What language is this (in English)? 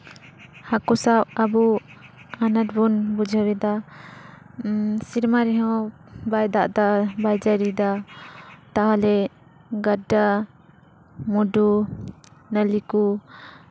Santali